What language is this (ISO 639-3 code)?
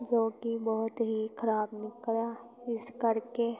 pan